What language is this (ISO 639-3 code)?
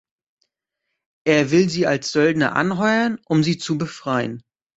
deu